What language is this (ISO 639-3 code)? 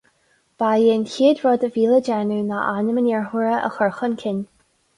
gle